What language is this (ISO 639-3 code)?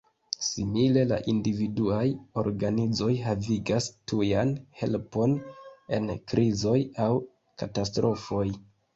epo